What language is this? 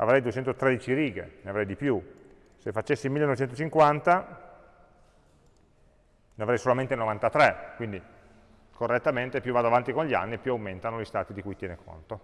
Italian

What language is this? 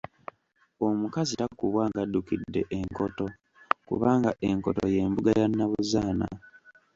Ganda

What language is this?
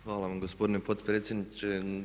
Croatian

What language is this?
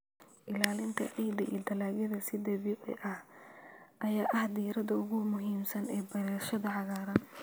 Somali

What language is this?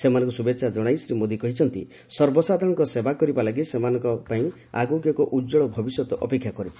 Odia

